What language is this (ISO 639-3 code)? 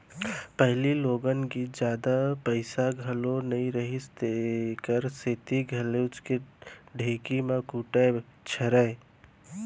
hne